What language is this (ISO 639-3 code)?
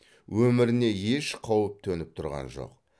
kaz